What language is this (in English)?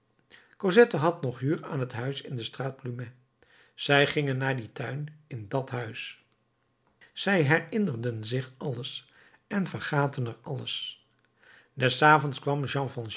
Dutch